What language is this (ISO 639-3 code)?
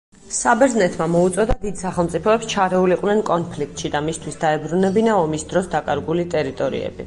kat